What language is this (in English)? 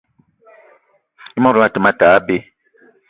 Eton (Cameroon)